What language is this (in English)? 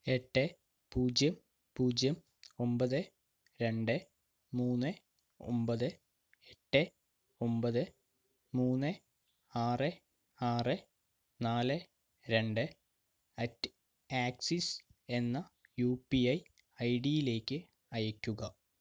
Malayalam